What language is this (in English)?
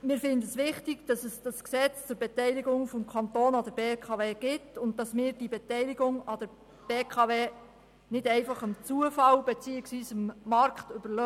Swiss German